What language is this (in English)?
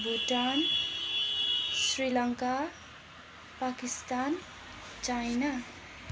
Nepali